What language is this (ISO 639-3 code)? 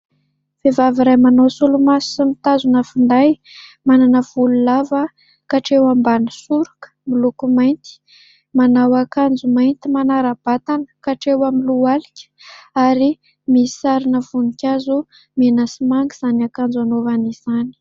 mlg